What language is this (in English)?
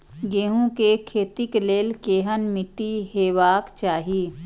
Maithili